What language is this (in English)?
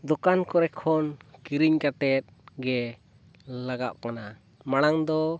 Santali